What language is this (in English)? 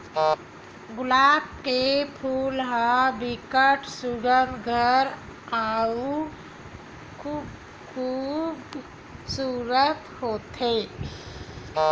Chhattisgarhi